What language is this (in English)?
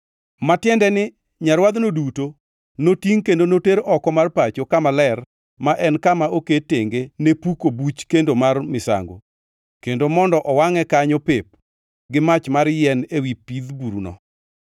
Luo (Kenya and Tanzania)